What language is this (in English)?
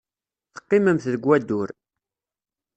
Kabyle